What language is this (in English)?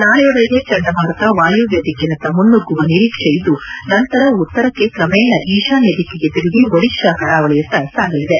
Kannada